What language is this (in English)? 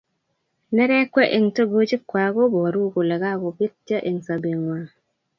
Kalenjin